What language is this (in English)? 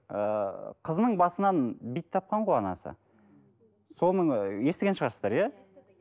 Kazakh